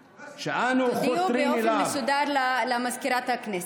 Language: Hebrew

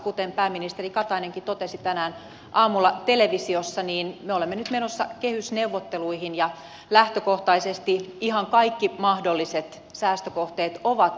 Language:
Finnish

